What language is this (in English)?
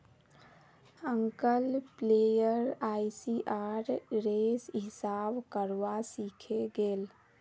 Magahi